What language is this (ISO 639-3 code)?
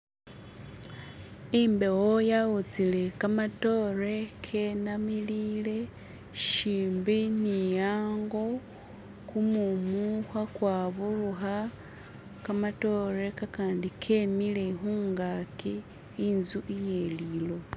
myx